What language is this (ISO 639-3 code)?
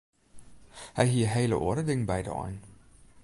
fry